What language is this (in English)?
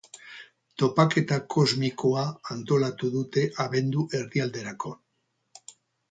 Basque